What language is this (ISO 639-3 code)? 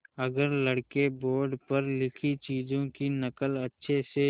hin